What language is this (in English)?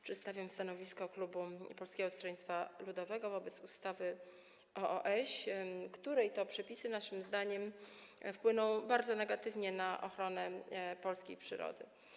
Polish